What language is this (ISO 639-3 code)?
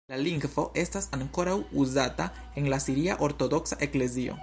epo